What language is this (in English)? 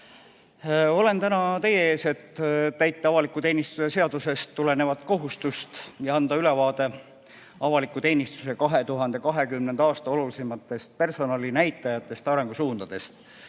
Estonian